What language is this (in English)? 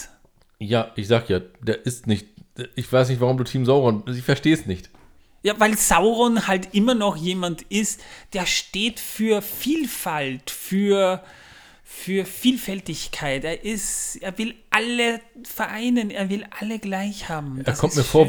German